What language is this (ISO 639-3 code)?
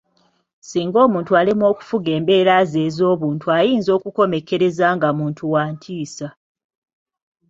lug